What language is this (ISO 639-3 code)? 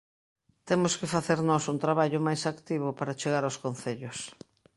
glg